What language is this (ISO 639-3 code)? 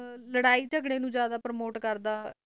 pan